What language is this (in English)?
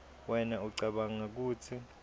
Swati